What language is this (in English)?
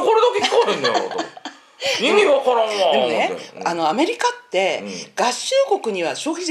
Japanese